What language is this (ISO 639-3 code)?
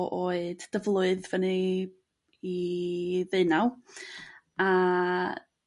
cym